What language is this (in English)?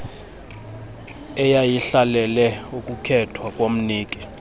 Xhosa